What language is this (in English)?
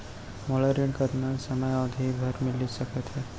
Chhattisgarhi